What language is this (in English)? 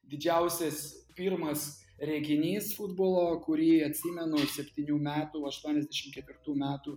Lithuanian